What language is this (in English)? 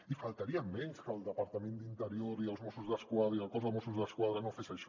Catalan